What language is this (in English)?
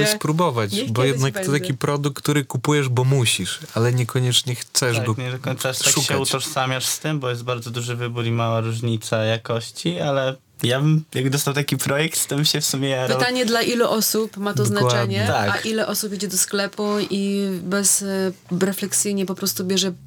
Polish